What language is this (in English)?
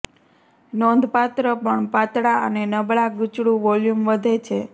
Gujarati